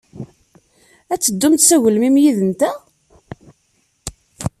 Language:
Kabyle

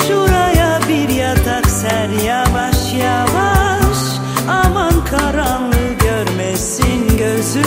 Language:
Turkish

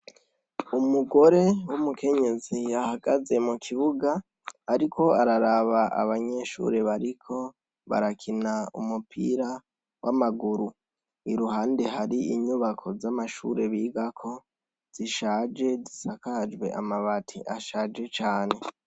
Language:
Rundi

